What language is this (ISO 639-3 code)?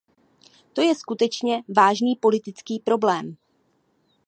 ces